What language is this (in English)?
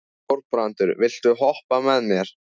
Icelandic